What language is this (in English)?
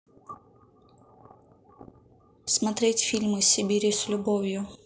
Russian